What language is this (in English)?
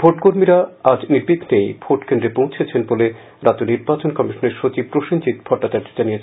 Bangla